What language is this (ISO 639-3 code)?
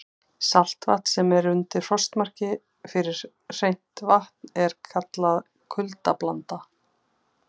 isl